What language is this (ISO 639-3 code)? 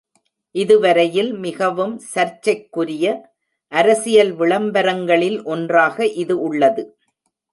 tam